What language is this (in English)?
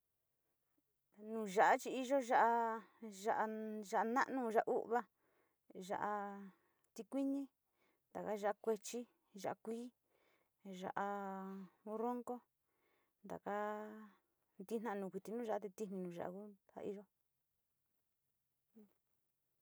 Sinicahua Mixtec